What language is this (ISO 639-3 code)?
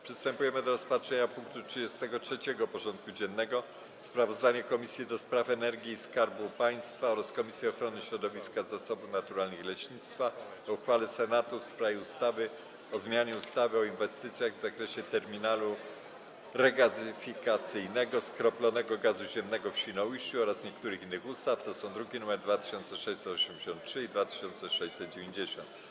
pol